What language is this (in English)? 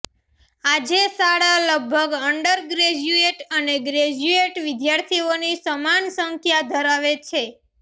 Gujarati